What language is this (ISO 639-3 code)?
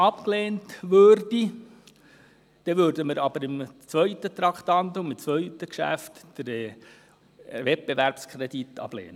gsw